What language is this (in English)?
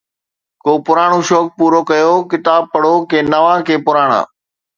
Sindhi